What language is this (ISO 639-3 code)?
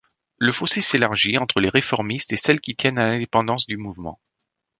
fra